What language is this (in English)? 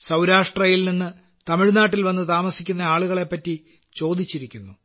Malayalam